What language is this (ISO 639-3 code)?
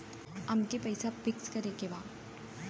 bho